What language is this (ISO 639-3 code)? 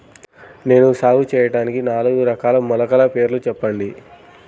tel